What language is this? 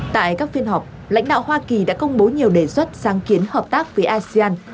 Vietnamese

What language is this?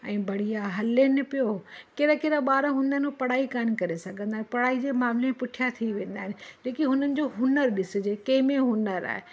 Sindhi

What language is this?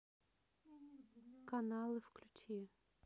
Russian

